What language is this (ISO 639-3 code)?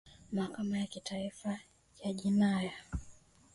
swa